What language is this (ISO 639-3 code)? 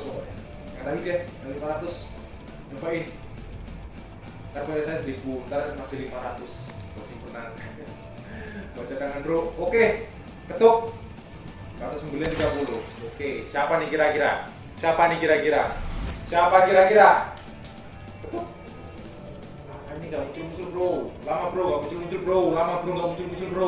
ind